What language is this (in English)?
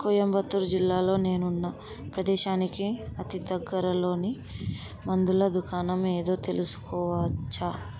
Telugu